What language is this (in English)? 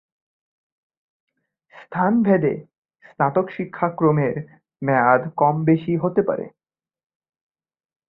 Bangla